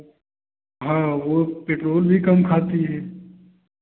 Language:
Hindi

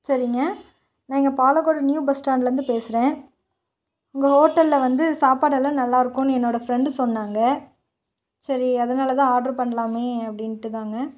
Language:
Tamil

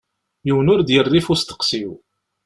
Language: Kabyle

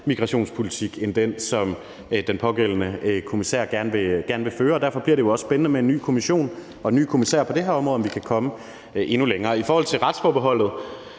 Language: Danish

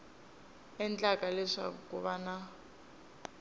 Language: Tsonga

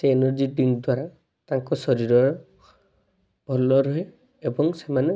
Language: Odia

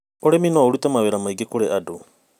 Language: Kikuyu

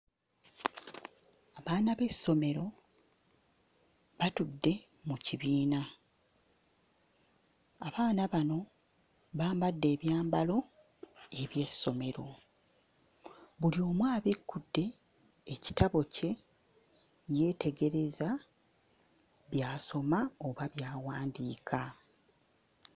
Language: Ganda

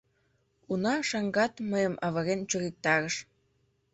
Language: Mari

